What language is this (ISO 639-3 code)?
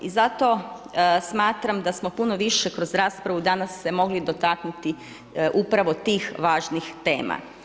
hrv